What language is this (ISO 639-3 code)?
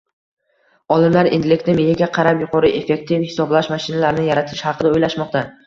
uzb